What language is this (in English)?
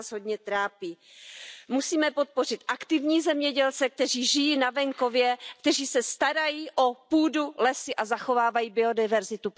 Czech